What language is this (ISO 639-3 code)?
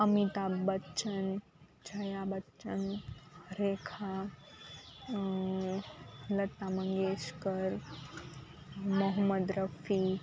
guj